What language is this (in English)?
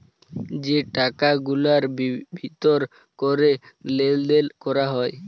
Bangla